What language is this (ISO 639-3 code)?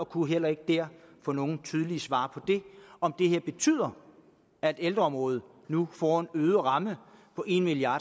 dan